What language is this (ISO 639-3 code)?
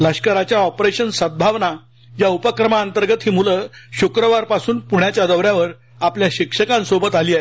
mar